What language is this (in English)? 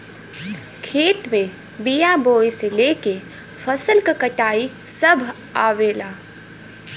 Bhojpuri